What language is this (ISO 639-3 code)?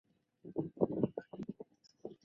zho